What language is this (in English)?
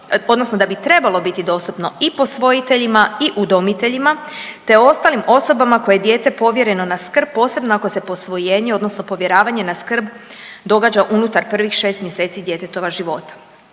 Croatian